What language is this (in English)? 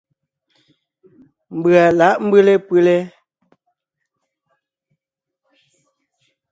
Ngiemboon